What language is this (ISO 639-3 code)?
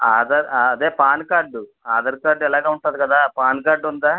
tel